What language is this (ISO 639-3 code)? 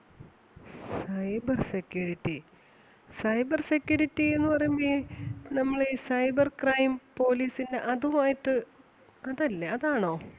mal